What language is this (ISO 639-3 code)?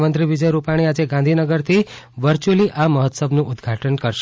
guj